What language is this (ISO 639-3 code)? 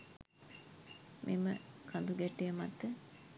sin